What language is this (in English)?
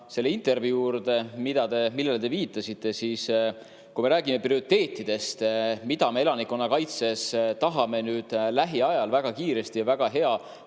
Estonian